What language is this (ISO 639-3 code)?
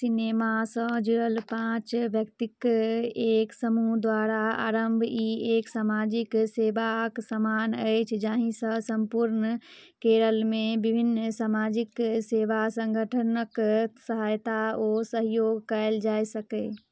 mai